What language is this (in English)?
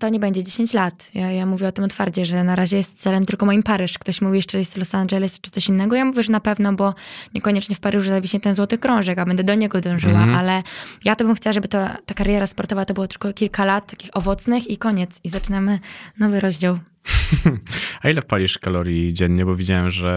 Polish